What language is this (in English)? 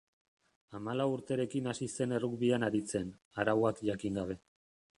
Basque